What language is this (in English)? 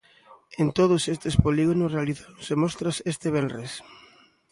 Galician